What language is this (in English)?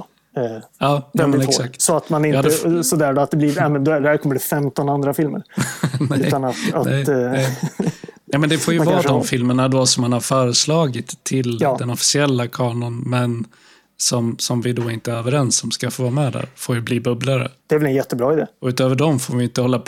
Swedish